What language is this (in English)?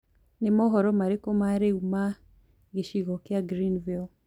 Kikuyu